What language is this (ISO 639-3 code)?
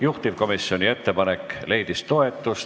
est